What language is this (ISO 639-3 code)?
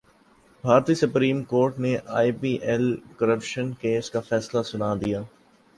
urd